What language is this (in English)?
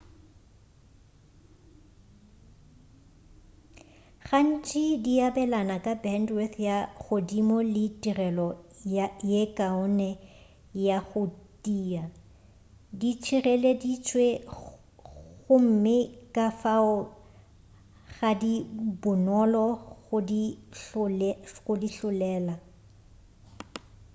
Northern Sotho